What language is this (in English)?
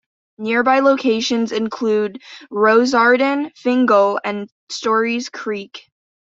English